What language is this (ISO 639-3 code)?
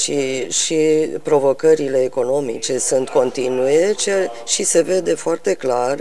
ron